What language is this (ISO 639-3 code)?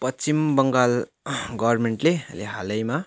nep